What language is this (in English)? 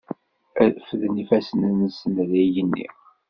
Kabyle